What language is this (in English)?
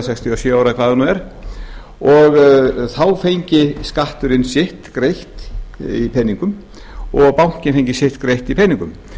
Icelandic